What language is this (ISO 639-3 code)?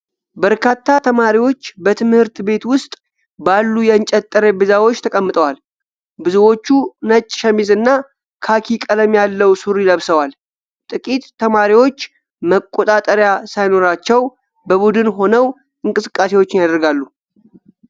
amh